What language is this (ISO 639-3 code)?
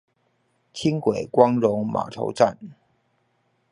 zho